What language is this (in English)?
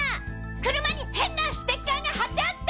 Japanese